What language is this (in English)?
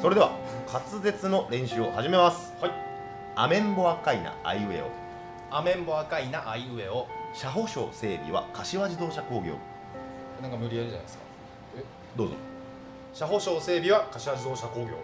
Japanese